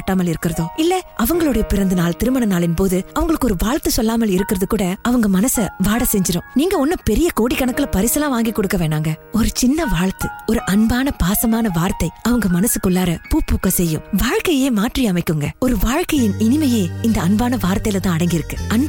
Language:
Tamil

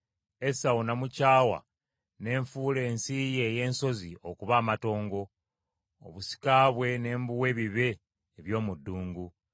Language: Ganda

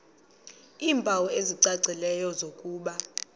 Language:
Xhosa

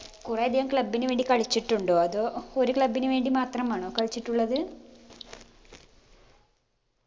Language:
Malayalam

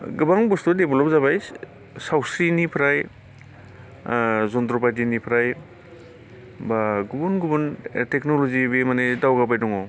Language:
Bodo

